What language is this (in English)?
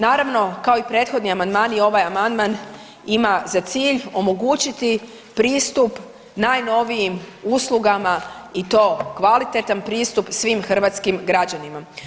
Croatian